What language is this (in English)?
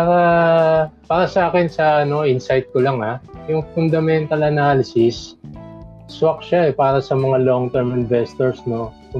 Filipino